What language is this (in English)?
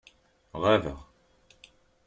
Kabyle